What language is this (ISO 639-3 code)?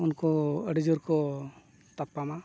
sat